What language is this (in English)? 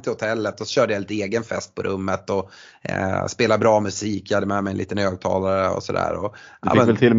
Swedish